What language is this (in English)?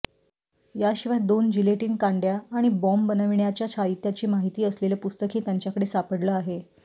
Marathi